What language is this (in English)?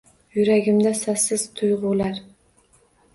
Uzbek